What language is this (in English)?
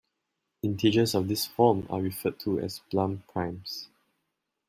English